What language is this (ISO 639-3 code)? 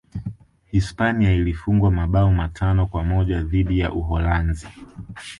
swa